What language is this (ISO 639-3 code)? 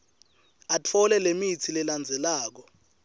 ssw